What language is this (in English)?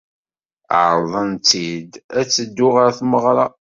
Kabyle